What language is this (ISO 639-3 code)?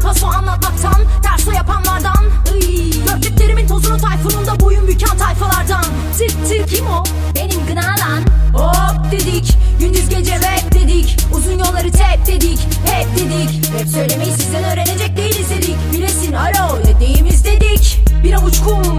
tur